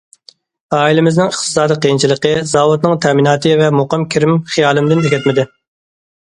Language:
Uyghur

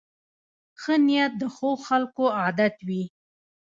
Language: Pashto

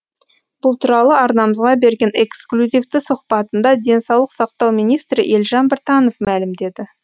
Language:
Kazakh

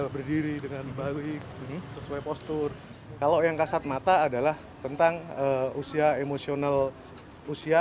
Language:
Indonesian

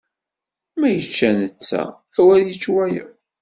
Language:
Kabyle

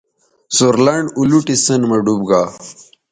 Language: Bateri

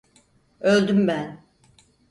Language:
Turkish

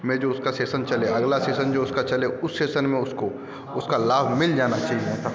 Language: Hindi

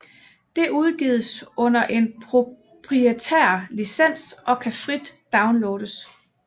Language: Danish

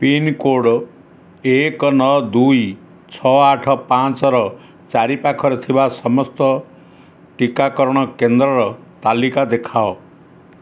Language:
Odia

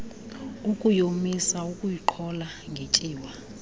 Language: Xhosa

